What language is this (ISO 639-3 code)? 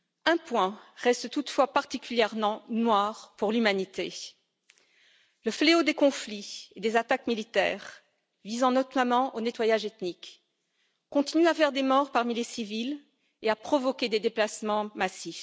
fra